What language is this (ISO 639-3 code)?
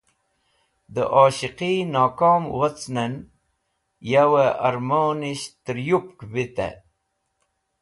wbl